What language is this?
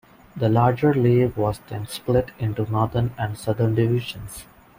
English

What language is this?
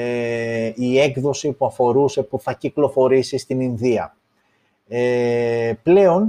Greek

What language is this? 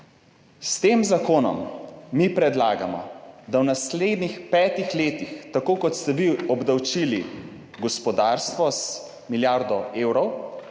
Slovenian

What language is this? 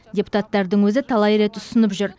Kazakh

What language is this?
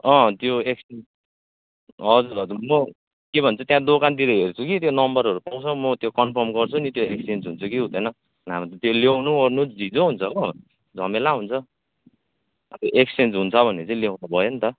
Nepali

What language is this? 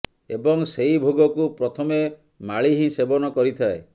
Odia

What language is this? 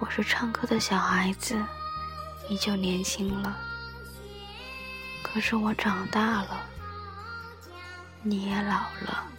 Chinese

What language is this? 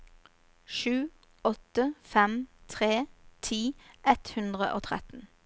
Norwegian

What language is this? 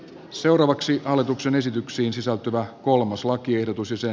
Finnish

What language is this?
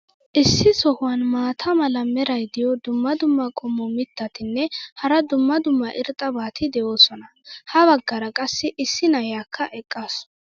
Wolaytta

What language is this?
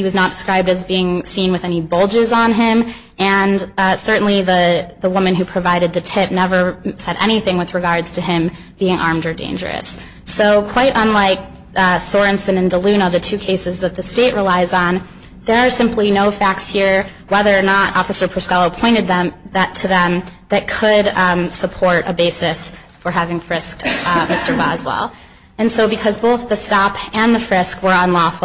English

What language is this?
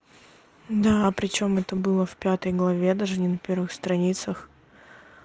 Russian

